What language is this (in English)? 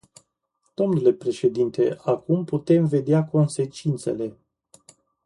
Romanian